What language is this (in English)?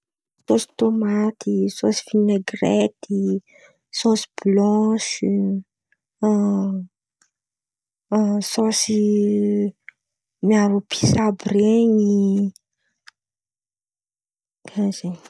Antankarana Malagasy